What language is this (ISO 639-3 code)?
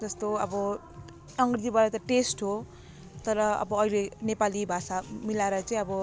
nep